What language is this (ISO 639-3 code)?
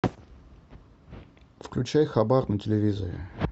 rus